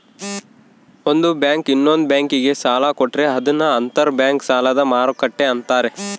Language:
Kannada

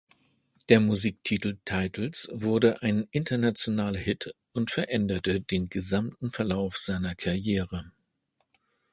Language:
German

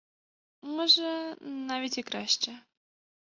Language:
Ukrainian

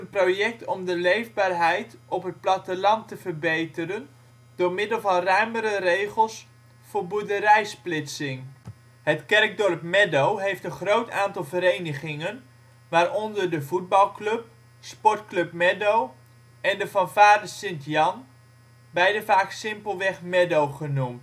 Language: Dutch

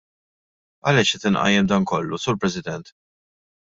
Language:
Maltese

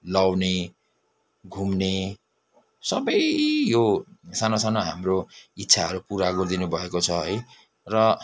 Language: Nepali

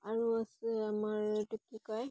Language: Assamese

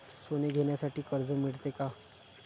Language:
Marathi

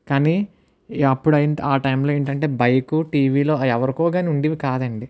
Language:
Telugu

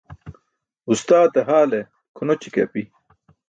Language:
Burushaski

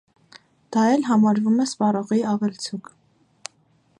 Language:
Armenian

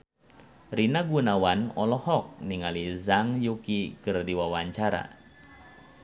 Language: Sundanese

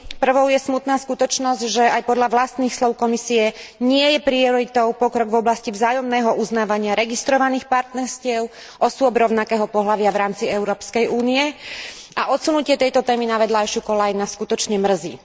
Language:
Slovak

